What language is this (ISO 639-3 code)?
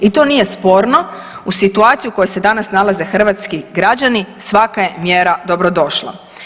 hrv